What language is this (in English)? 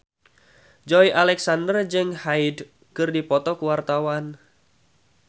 Sundanese